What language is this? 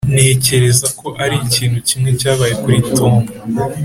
Kinyarwanda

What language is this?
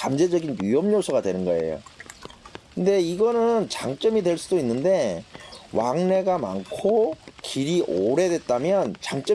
Korean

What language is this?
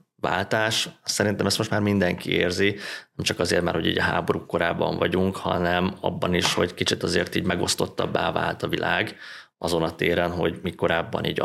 Hungarian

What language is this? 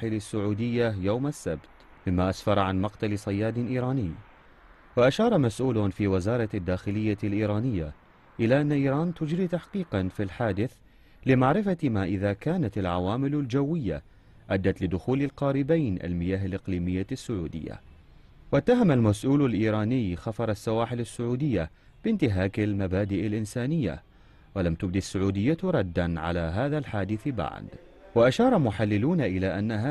Arabic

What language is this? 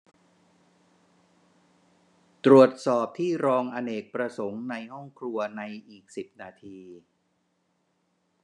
Thai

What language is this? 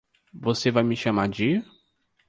Portuguese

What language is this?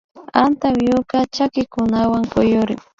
Imbabura Highland Quichua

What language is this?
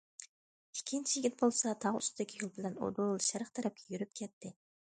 Uyghur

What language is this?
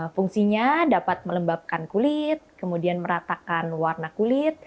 Indonesian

